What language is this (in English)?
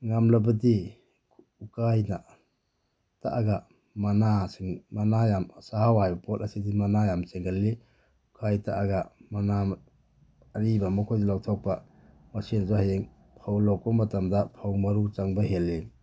Manipuri